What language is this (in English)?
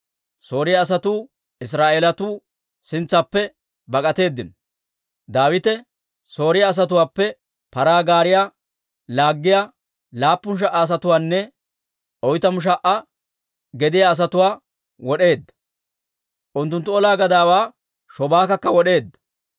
Dawro